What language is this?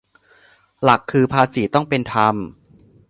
Thai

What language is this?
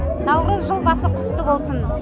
Kazakh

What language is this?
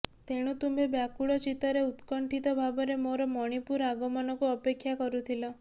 Odia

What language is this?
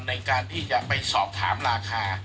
Thai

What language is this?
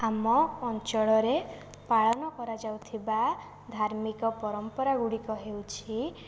Odia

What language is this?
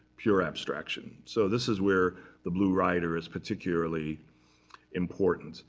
English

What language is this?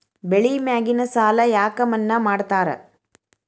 Kannada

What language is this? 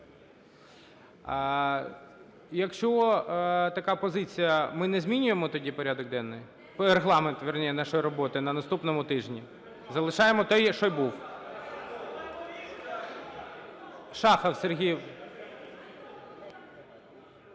Ukrainian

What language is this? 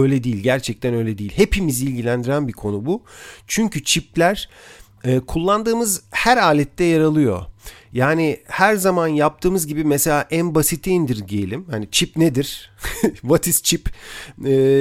Turkish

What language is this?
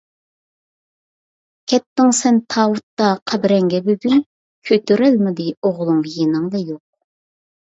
Uyghur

